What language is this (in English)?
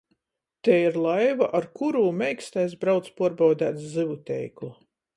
Latgalian